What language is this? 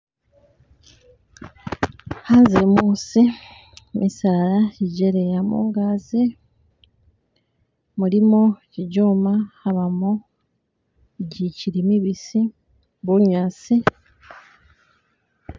Masaaba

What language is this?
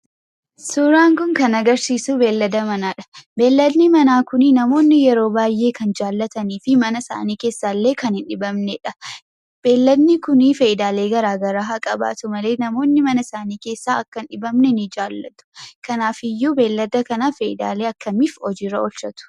Oromo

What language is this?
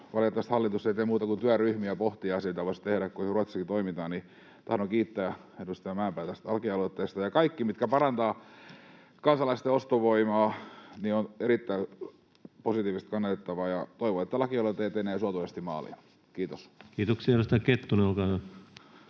Finnish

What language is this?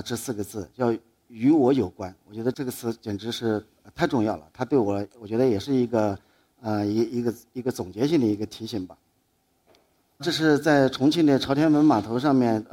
Chinese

